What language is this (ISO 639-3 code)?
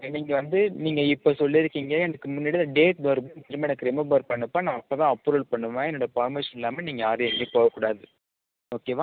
tam